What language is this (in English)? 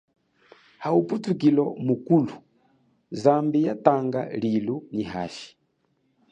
Chokwe